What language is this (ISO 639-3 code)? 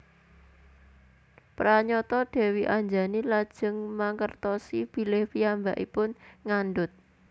jav